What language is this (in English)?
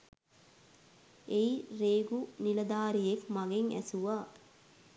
Sinhala